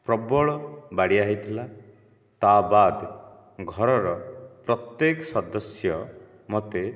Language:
Odia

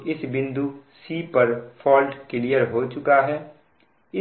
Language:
Hindi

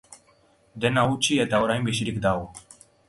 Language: Basque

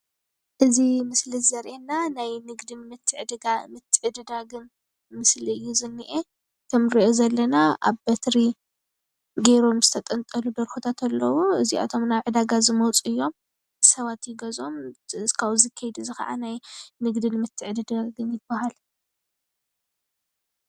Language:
Tigrinya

